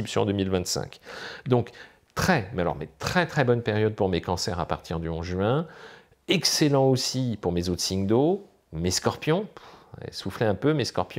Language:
French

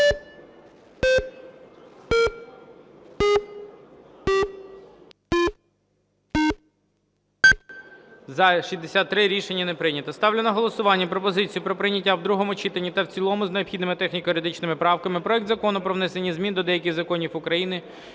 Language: Ukrainian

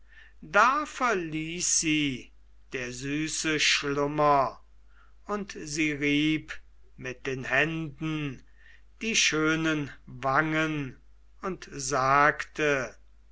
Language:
German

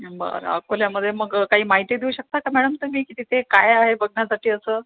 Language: Marathi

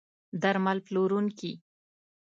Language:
Pashto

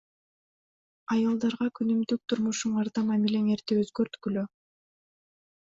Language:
Kyrgyz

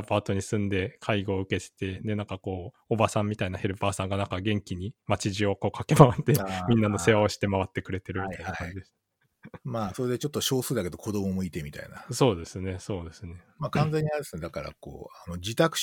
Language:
Japanese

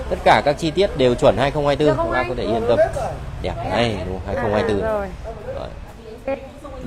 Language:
Vietnamese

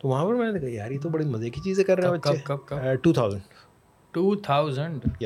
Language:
Urdu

